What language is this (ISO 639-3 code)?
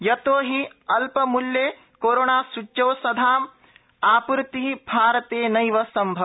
san